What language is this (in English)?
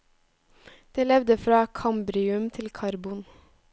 Norwegian